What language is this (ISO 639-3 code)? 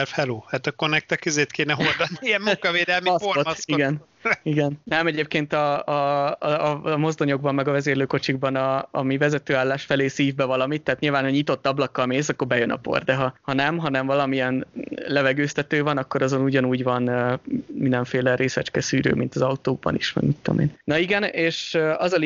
hun